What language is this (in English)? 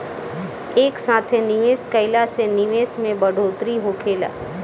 Bhojpuri